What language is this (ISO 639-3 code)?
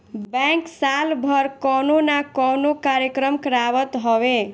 bho